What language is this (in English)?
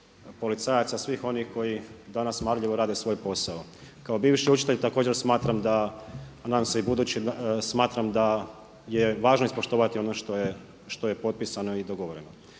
Croatian